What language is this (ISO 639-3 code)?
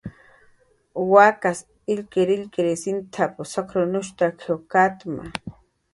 jqr